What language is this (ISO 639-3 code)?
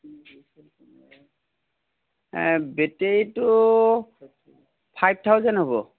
asm